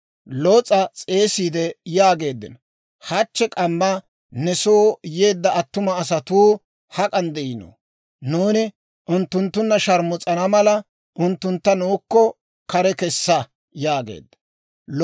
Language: Dawro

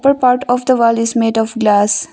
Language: English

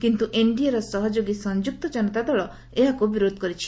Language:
Odia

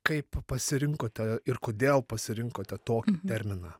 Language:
Lithuanian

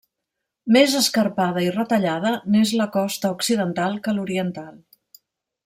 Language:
Catalan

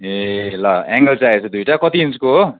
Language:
Nepali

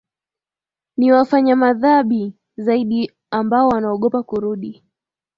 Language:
Swahili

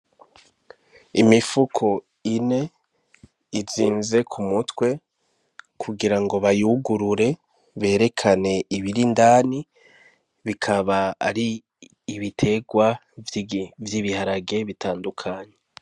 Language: Rundi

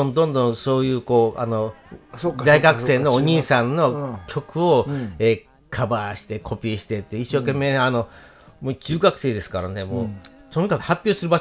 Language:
Japanese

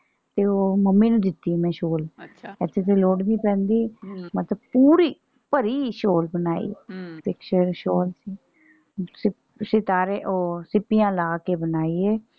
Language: Punjabi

